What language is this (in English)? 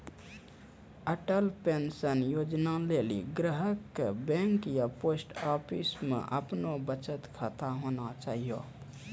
Maithili